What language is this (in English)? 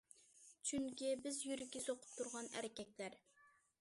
Uyghur